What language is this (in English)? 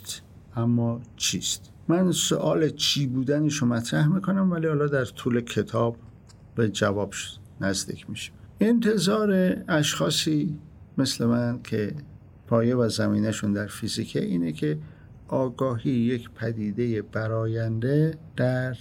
Persian